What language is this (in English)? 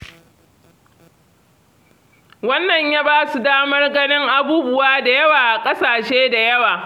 Hausa